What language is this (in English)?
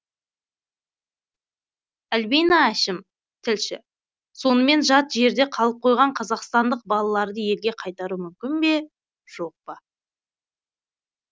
Kazakh